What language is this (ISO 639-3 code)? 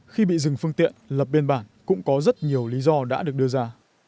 vie